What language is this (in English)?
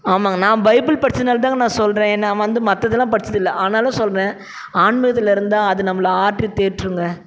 Tamil